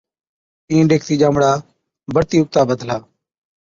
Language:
Od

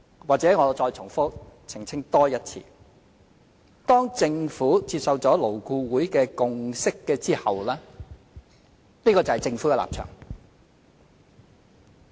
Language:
Cantonese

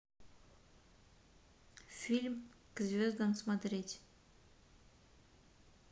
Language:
Russian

